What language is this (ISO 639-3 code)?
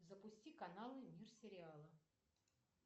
rus